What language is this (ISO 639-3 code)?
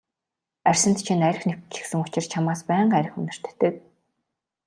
mon